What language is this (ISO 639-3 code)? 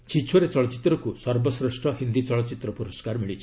ori